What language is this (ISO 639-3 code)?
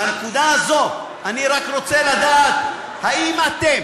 heb